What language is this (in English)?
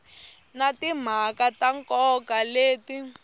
Tsonga